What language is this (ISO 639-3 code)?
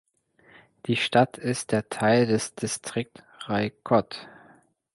deu